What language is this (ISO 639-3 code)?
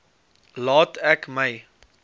afr